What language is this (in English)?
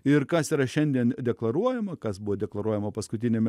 Lithuanian